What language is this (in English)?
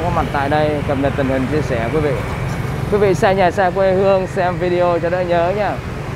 Vietnamese